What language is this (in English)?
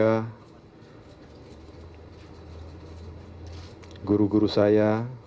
Indonesian